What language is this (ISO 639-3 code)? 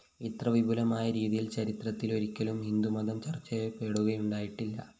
mal